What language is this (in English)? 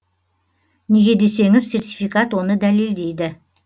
Kazakh